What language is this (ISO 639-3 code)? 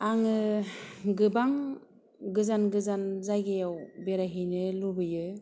brx